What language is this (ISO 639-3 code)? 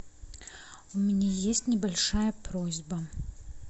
rus